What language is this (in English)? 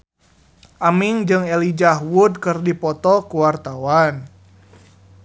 Sundanese